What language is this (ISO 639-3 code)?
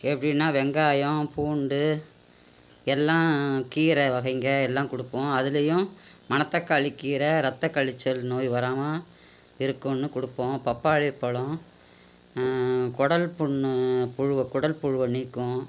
tam